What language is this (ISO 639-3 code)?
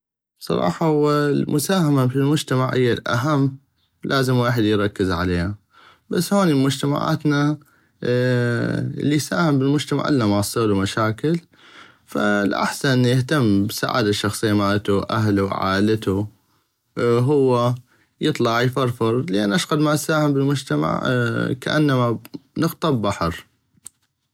ayp